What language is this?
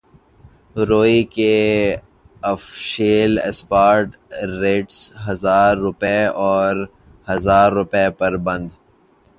Urdu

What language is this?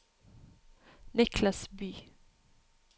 Norwegian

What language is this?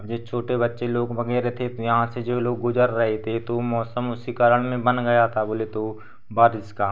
Hindi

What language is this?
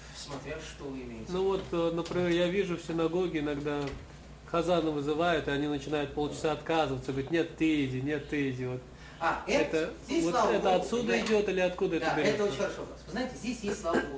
Russian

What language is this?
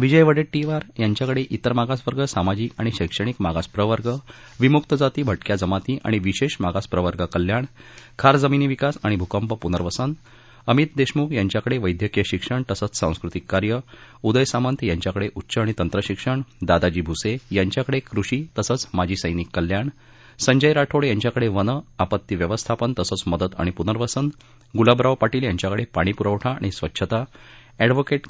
Marathi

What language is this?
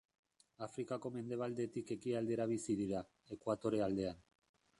Basque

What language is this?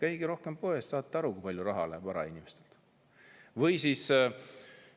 Estonian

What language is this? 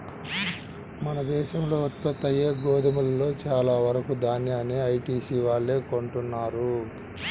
Telugu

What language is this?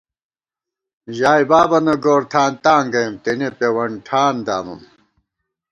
Gawar-Bati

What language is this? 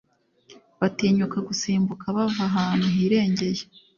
Kinyarwanda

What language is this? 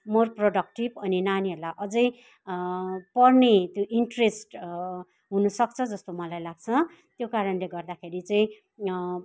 Nepali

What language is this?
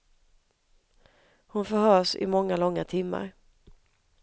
Swedish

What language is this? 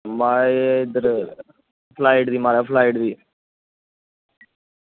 Dogri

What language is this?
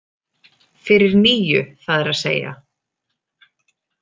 Icelandic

